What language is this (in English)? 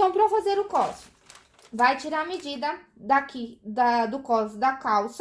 Portuguese